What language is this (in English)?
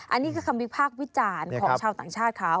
Thai